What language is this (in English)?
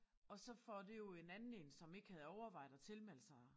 Danish